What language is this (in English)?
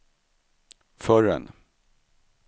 Swedish